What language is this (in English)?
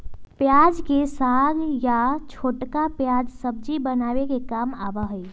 Magahi